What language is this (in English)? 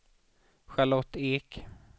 Swedish